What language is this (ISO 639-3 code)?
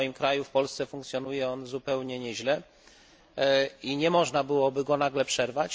pol